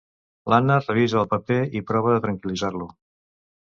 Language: Catalan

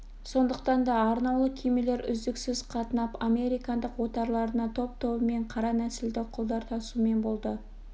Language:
Kazakh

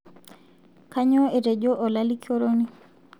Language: Masai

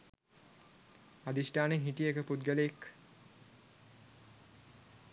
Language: Sinhala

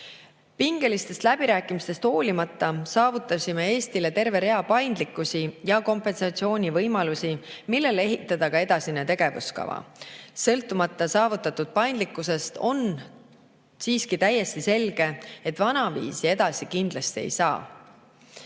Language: Estonian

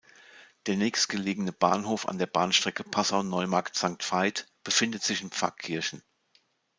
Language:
German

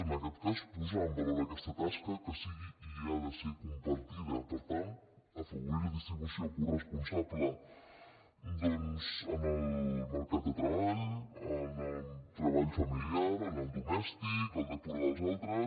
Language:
Catalan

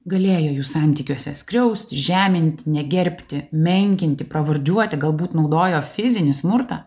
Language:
Lithuanian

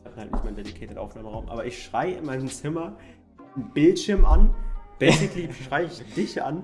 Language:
German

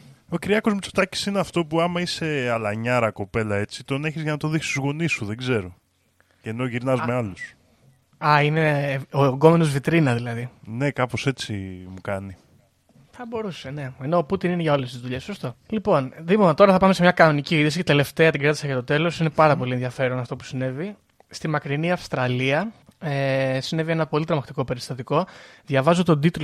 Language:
Greek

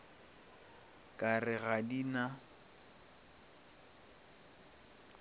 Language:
Northern Sotho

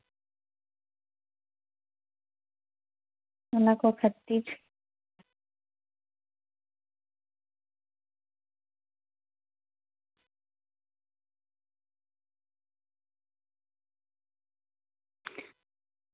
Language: Santali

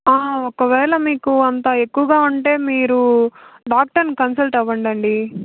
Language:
Telugu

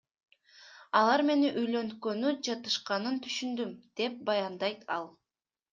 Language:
Kyrgyz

